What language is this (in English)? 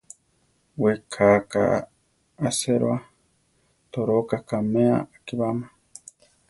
Central Tarahumara